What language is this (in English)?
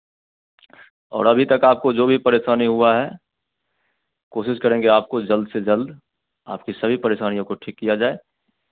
Hindi